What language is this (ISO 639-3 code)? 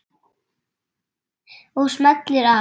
isl